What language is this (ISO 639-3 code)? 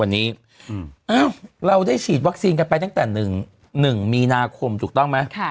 tha